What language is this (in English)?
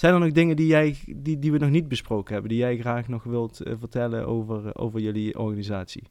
Dutch